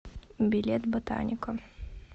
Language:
Russian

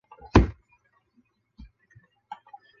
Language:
Chinese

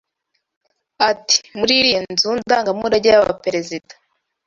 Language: Kinyarwanda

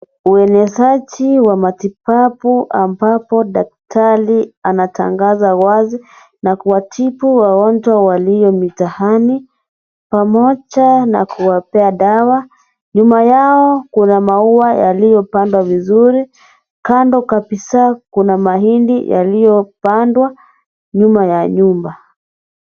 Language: Swahili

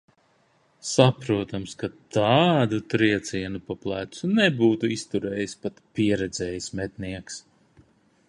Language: Latvian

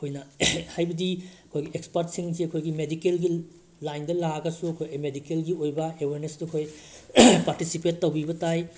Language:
Manipuri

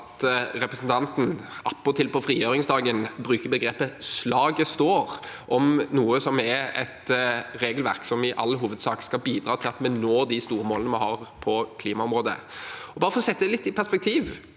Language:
Norwegian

